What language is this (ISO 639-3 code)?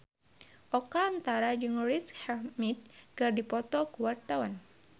sun